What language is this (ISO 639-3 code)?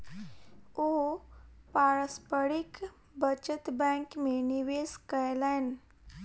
mai